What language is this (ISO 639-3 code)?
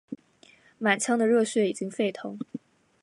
zho